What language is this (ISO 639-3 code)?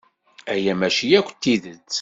kab